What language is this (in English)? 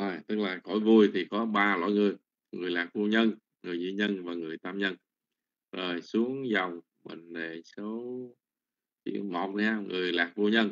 Vietnamese